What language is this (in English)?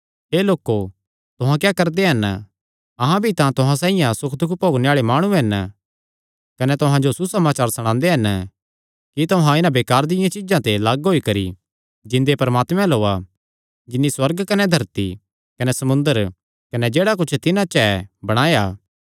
Kangri